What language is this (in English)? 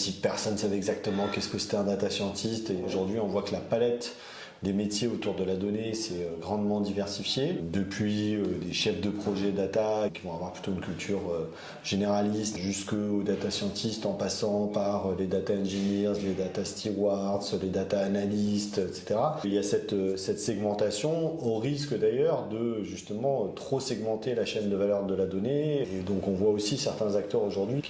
French